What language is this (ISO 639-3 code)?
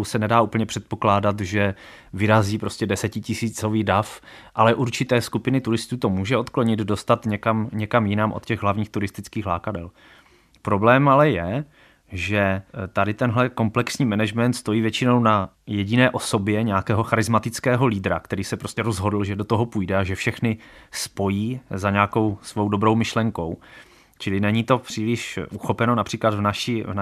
ces